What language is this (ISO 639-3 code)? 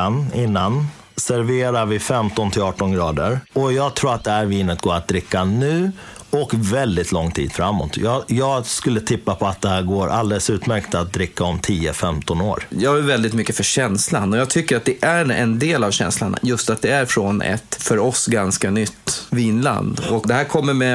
swe